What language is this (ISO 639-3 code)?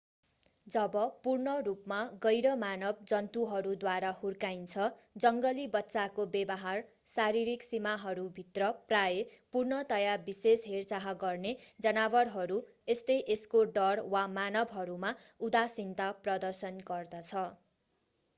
nep